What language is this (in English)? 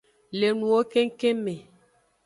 Aja (Benin)